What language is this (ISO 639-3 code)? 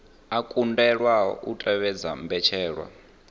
ven